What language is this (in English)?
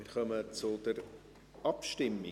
Swiss German